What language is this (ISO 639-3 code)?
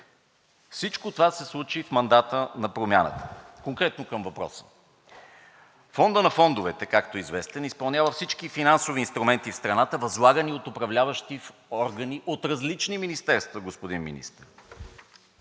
bul